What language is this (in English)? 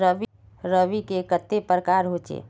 Magahi